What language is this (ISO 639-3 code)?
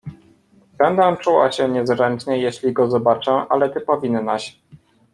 pol